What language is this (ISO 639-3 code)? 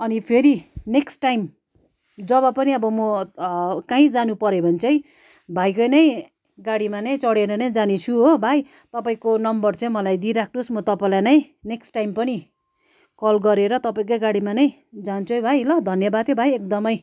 nep